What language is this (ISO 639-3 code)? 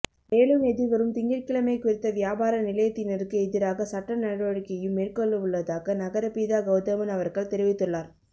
tam